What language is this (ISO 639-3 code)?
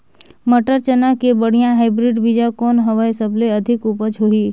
hne